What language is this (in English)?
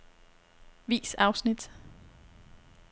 Danish